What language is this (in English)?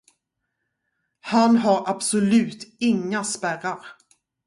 Swedish